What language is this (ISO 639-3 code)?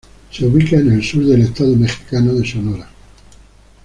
spa